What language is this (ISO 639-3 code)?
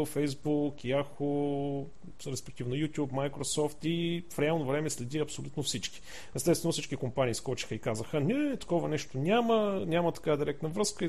bul